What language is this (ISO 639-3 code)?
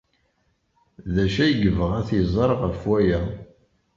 kab